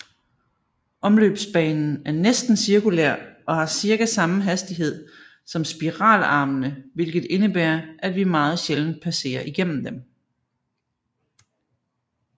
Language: Danish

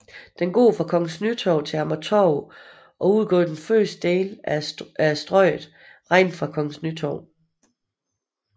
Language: Danish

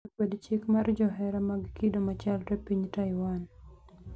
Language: Luo (Kenya and Tanzania)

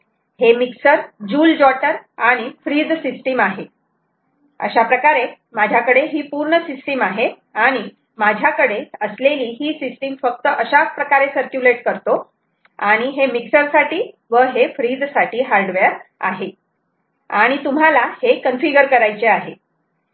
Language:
Marathi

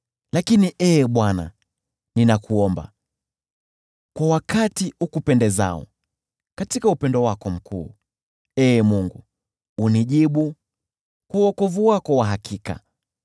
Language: Swahili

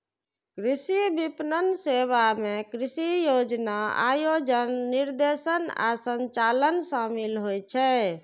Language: Maithili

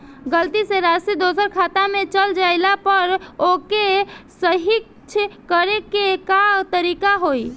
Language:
Bhojpuri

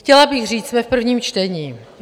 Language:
Czech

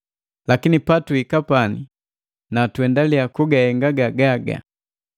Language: Matengo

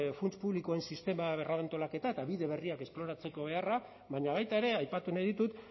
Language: Basque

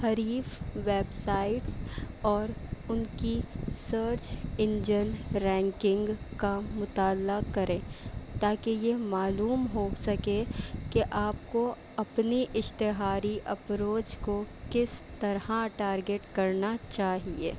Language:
Urdu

